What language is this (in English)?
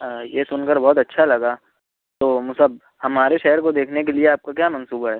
Urdu